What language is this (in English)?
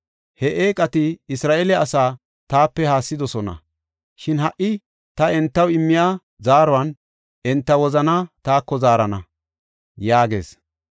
Gofa